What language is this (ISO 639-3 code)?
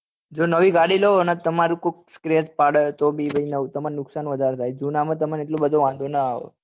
guj